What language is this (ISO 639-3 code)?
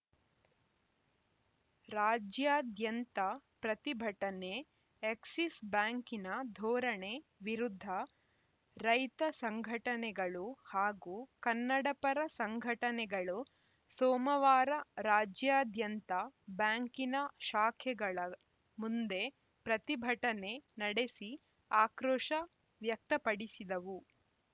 kan